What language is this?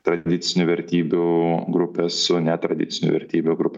Lithuanian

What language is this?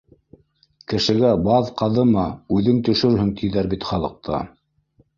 Bashkir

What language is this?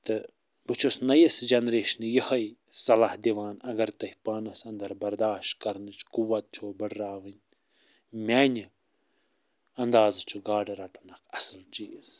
Kashmiri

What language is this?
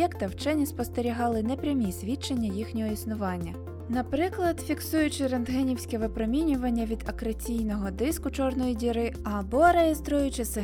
Ukrainian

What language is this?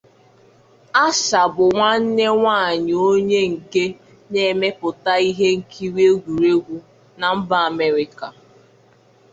Igbo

